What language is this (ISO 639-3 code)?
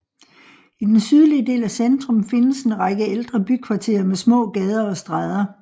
dan